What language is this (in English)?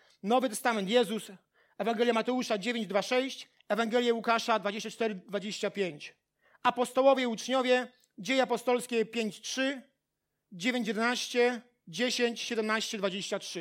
Polish